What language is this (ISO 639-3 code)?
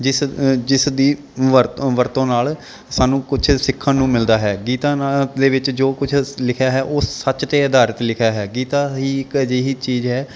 pan